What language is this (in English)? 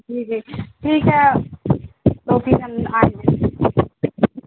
Urdu